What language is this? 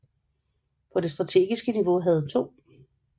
Danish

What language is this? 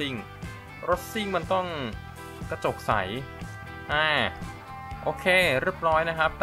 Thai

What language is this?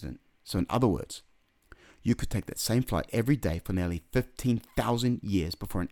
English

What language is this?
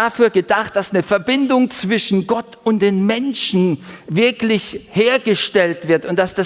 German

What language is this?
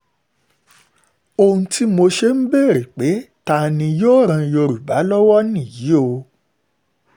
Yoruba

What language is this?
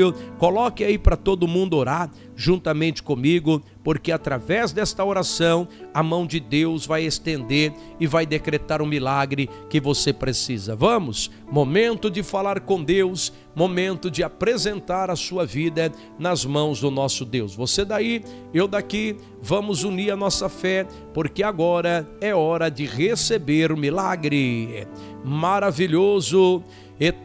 Portuguese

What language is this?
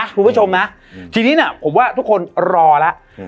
Thai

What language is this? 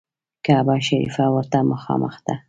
Pashto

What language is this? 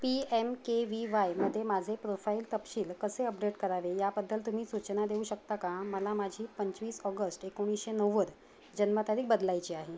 Marathi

